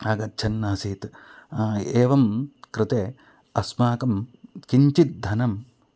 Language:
Sanskrit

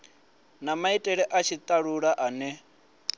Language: Venda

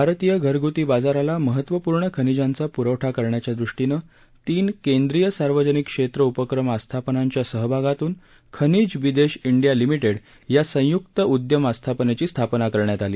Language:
Marathi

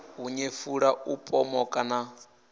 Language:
Venda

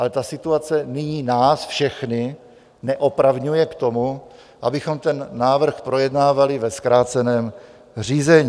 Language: Czech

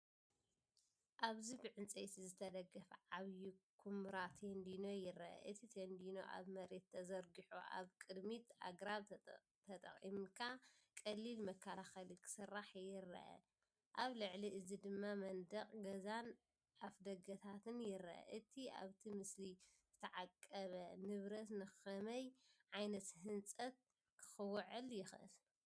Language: Tigrinya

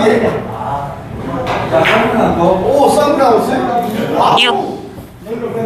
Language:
Korean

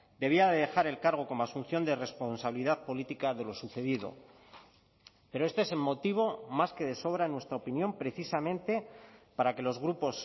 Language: Spanish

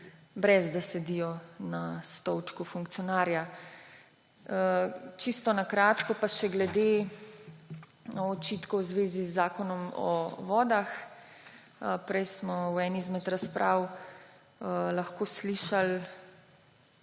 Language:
Slovenian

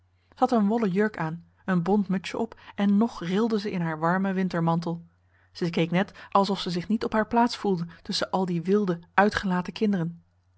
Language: Dutch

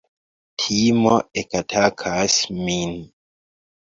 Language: Esperanto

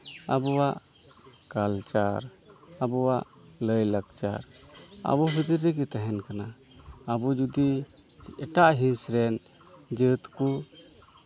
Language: Santali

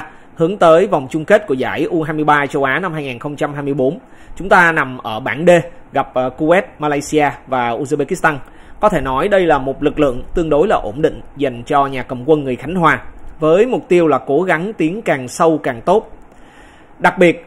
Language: Vietnamese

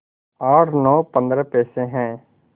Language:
Hindi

